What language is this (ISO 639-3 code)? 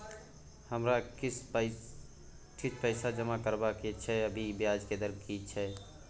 mai